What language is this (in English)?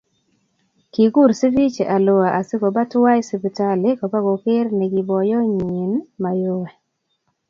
Kalenjin